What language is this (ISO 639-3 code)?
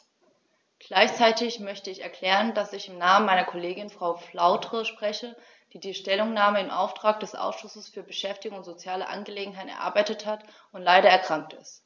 deu